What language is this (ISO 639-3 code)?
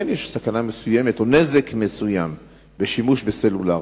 heb